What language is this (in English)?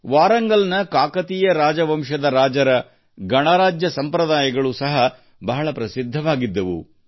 Kannada